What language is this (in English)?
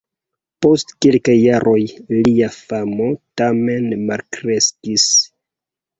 Esperanto